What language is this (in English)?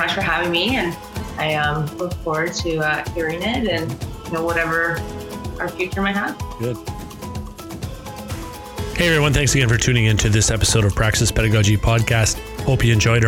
English